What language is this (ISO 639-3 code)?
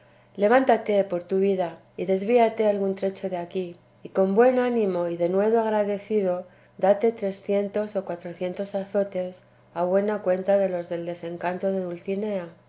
spa